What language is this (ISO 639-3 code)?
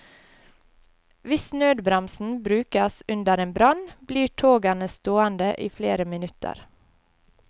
nor